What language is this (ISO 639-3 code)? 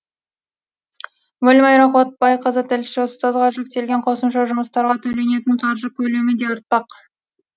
kaz